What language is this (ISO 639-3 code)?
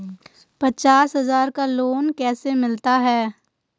hin